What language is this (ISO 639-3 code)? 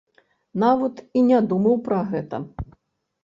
bel